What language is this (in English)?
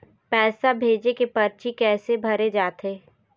Chhattisgarhi